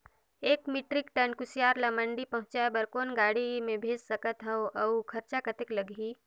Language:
Chhattisgarhi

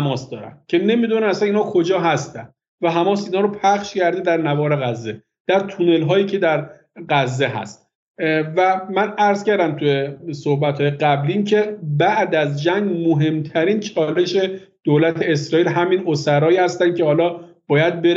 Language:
Persian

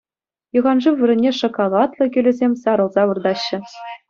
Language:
Chuvash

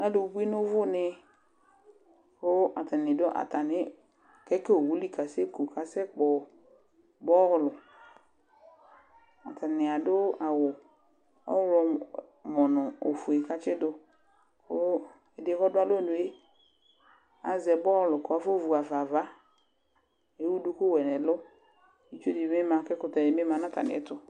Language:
Ikposo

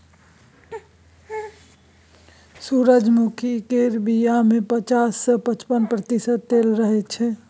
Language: Maithili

